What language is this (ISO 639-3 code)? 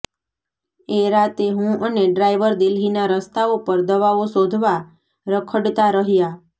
guj